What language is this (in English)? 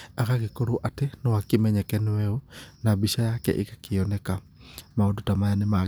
Kikuyu